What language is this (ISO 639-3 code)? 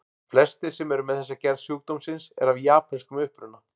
isl